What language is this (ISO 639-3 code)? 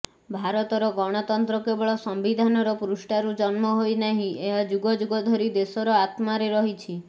ori